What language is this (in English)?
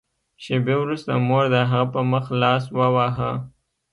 Pashto